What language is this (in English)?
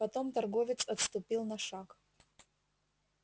Russian